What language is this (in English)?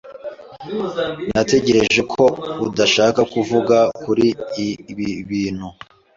Kinyarwanda